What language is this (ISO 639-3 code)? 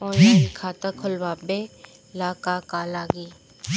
bho